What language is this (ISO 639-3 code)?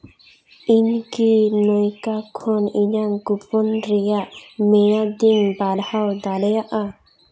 sat